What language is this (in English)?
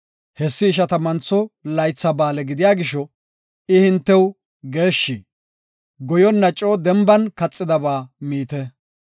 Gofa